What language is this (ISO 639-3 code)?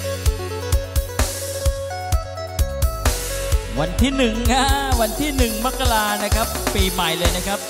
tha